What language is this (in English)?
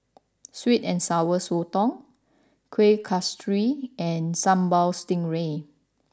English